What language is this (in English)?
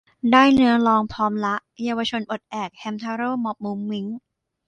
Thai